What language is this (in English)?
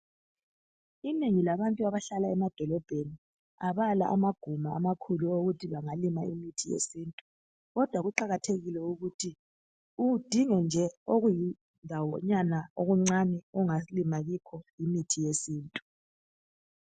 North Ndebele